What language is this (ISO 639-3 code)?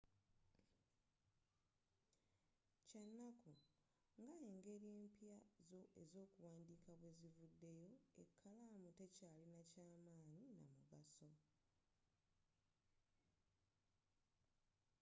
lug